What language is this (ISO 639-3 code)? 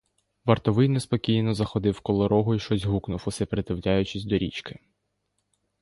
ukr